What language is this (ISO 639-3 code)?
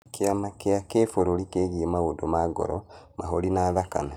kik